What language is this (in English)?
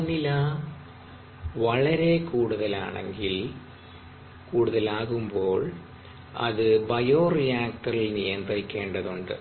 Malayalam